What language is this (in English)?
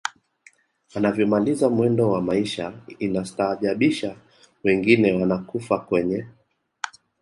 Swahili